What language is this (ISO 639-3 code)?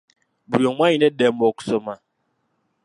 lug